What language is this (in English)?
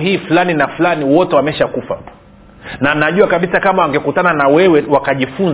Swahili